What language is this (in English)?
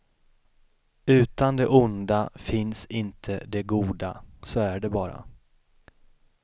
Swedish